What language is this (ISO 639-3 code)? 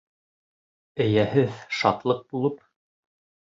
bak